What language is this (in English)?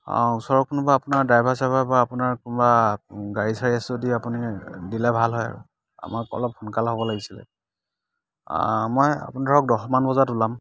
Assamese